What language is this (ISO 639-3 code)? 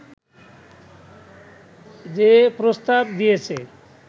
ben